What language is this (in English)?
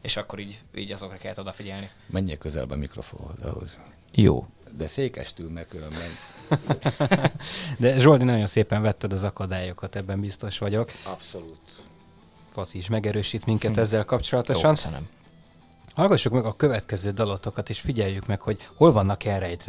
Hungarian